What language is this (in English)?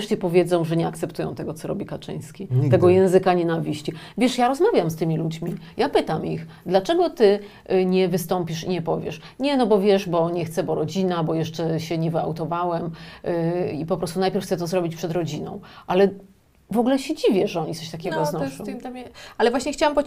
Polish